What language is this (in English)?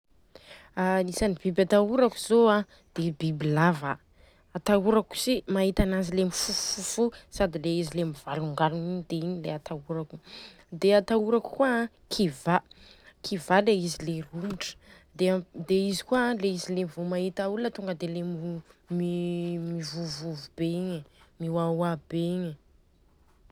Southern Betsimisaraka Malagasy